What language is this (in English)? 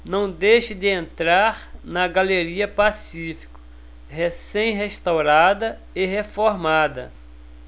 Portuguese